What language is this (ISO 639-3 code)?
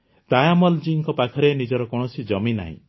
ori